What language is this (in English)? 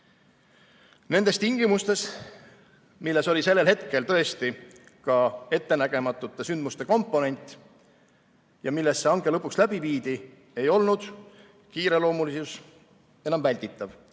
Estonian